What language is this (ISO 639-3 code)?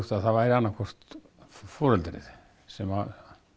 isl